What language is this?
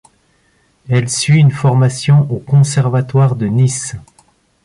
French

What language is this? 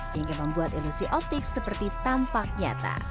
Indonesian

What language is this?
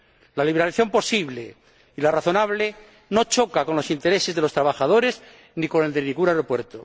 Spanish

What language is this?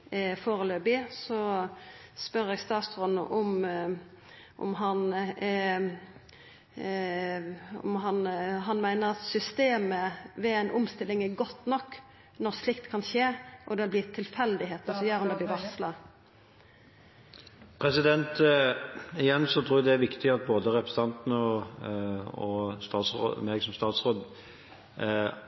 Norwegian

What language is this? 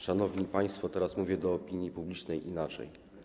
Polish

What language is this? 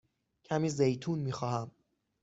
Persian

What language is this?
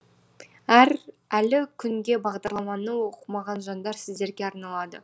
Kazakh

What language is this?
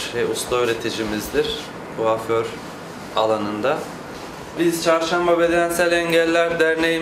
Turkish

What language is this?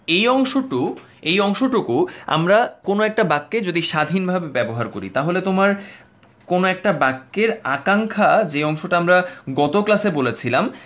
Bangla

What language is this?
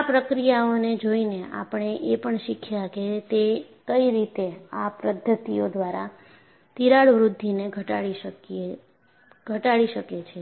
Gujarati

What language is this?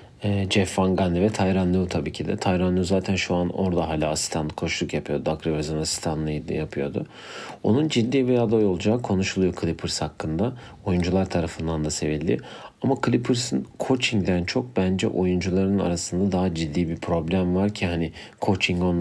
Turkish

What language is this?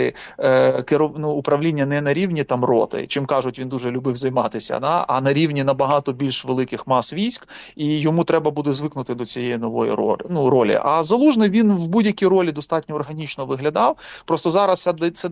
Ukrainian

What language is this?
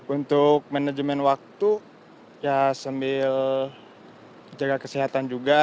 Indonesian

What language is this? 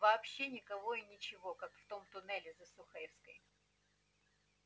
Russian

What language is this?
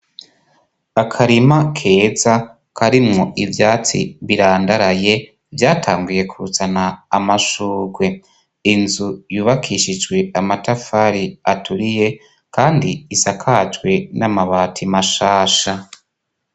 Rundi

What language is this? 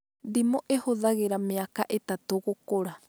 Kikuyu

